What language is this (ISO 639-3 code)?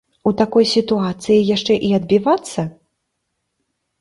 bel